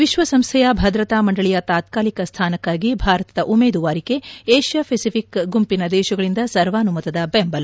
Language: Kannada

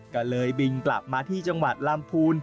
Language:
Thai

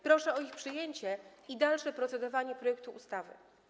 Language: Polish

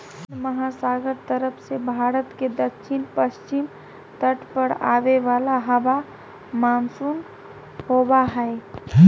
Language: Magahi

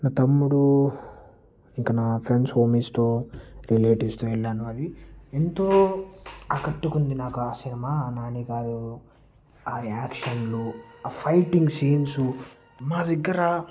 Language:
Telugu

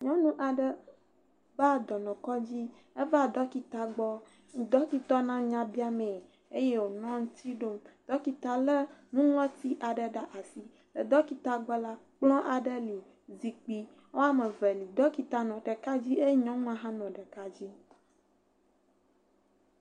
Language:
Ewe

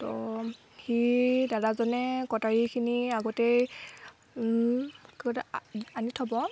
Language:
Assamese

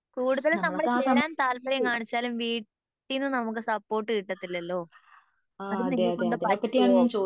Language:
Malayalam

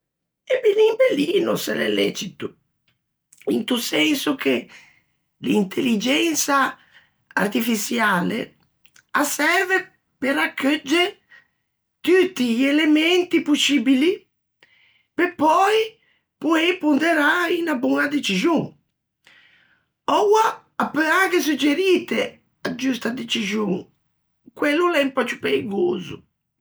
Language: Ligurian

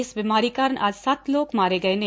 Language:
Punjabi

